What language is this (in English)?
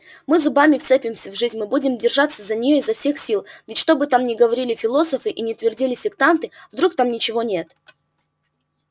Russian